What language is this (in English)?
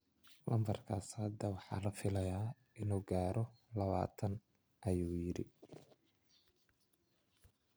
Somali